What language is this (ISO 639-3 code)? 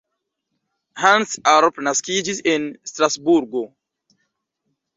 epo